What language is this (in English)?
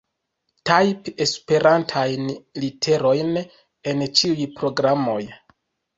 Esperanto